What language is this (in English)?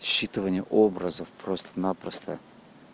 Russian